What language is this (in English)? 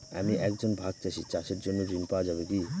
Bangla